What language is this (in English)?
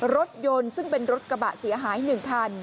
Thai